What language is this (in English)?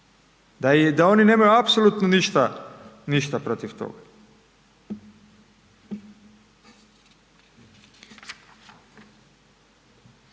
Croatian